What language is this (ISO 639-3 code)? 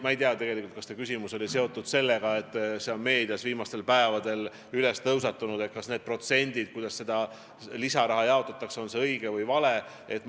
est